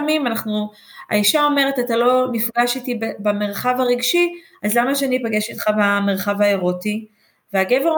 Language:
Hebrew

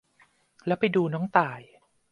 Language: Thai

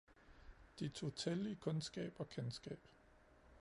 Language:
Danish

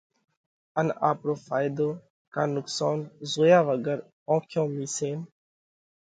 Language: Parkari Koli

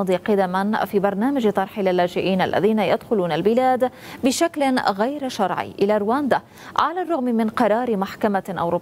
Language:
Arabic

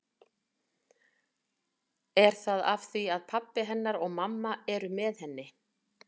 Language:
Icelandic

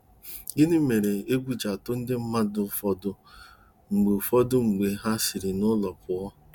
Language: Igbo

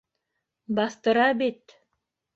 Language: Bashkir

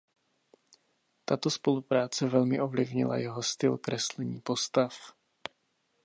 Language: Czech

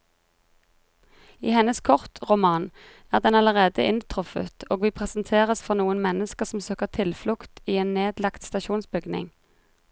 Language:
Norwegian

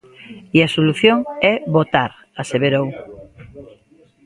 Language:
Galician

